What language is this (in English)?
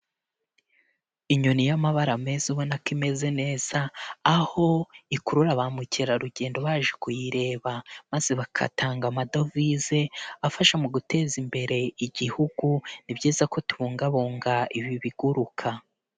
Kinyarwanda